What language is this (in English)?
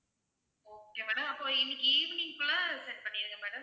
Tamil